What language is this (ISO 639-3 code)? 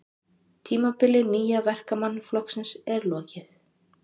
isl